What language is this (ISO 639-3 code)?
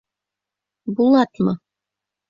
bak